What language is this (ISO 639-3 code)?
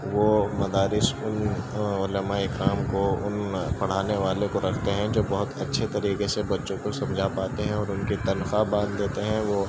urd